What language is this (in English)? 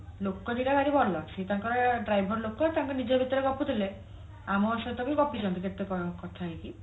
Odia